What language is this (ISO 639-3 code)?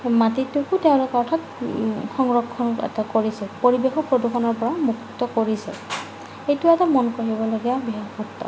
asm